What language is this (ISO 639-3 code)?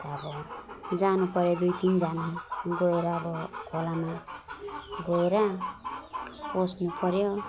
nep